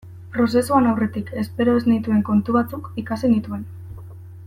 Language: Basque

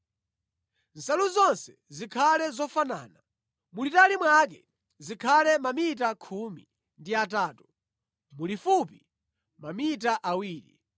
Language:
Nyanja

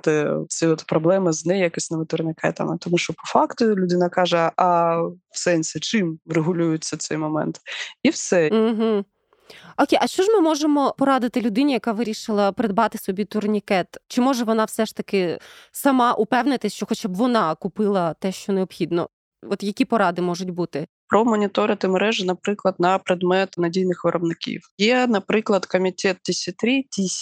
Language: Ukrainian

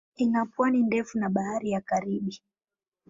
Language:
Swahili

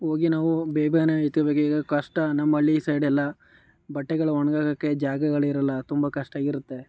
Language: Kannada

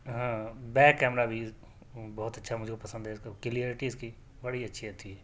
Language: Urdu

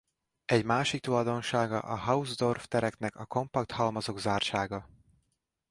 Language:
Hungarian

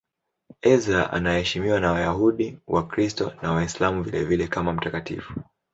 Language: Swahili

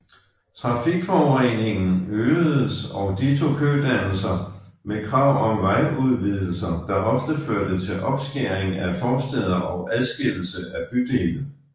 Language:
Danish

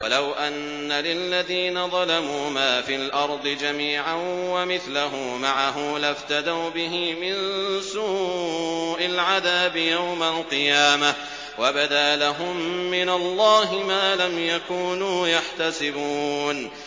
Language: Arabic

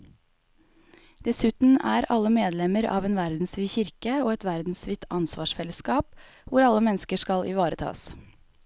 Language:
Norwegian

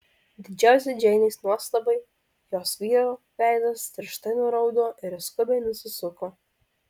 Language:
Lithuanian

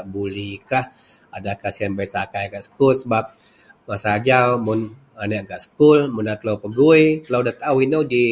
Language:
Central Melanau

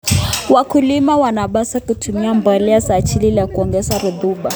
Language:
Kalenjin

